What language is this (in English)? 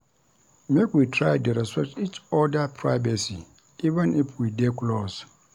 Nigerian Pidgin